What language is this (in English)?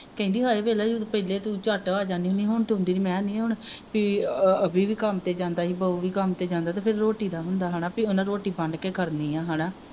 Punjabi